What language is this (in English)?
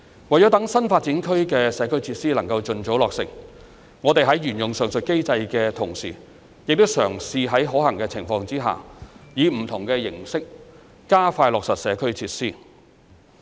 Cantonese